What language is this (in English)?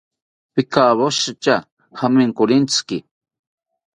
South Ucayali Ashéninka